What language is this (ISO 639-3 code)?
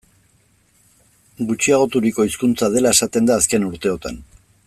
eus